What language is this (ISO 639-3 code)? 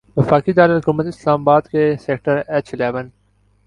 urd